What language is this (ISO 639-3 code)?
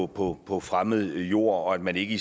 dan